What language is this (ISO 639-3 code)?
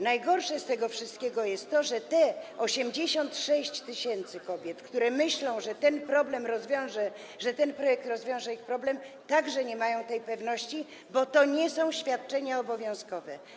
pol